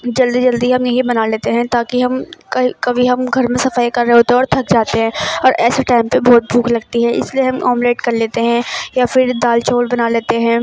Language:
Urdu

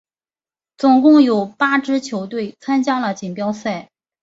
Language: Chinese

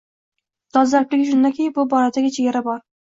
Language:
Uzbek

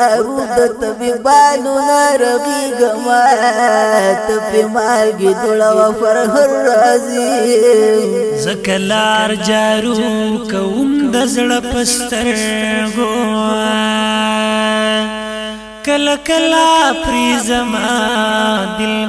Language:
Arabic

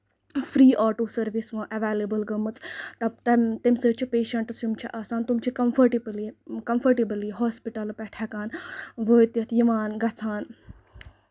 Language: Kashmiri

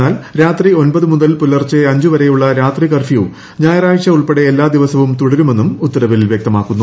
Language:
Malayalam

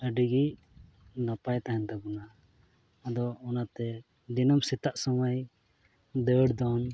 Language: Santali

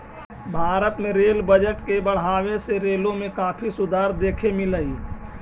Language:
Magahi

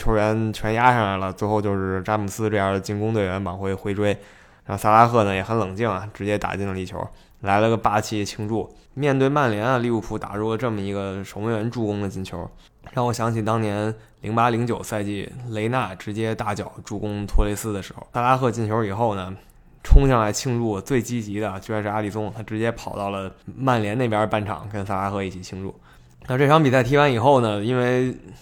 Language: Chinese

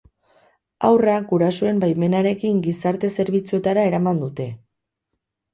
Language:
Basque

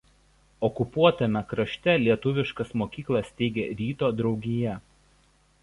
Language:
Lithuanian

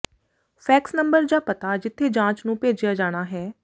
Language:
Punjabi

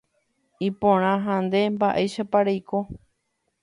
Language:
Guarani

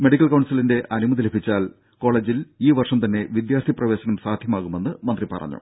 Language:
Malayalam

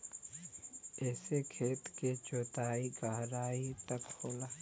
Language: Bhojpuri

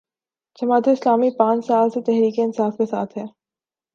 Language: Urdu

